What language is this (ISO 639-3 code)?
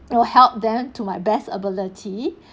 eng